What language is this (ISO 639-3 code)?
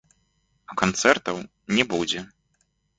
bel